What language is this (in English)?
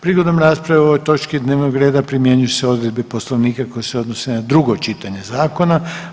Croatian